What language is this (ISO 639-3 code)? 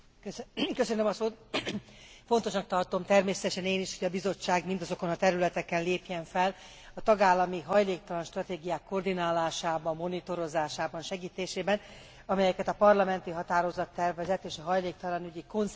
hun